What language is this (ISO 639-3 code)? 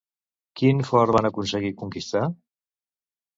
cat